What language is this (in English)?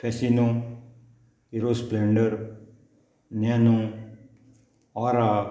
Konkani